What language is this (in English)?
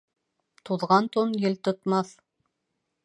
Bashkir